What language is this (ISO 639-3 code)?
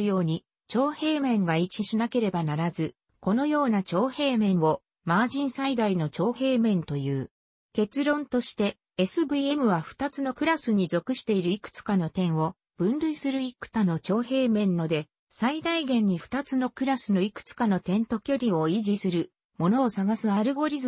jpn